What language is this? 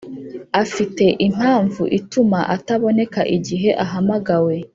Kinyarwanda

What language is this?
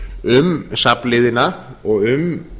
Icelandic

